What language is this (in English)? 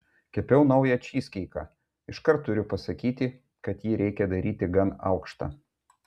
Lithuanian